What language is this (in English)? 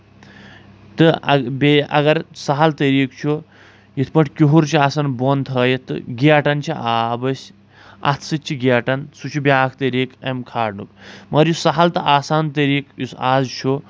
Kashmiri